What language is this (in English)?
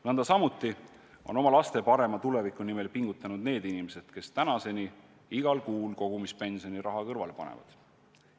Estonian